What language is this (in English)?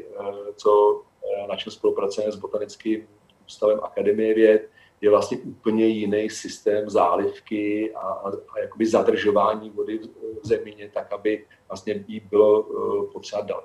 Czech